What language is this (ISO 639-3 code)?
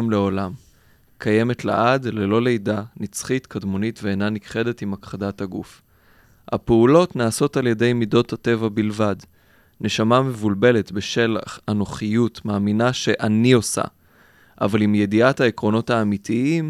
heb